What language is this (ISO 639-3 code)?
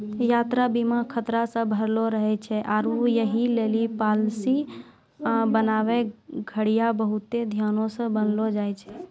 mai